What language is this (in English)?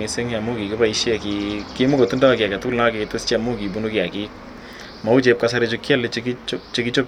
Kalenjin